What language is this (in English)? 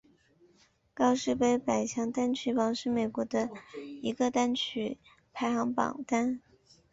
Chinese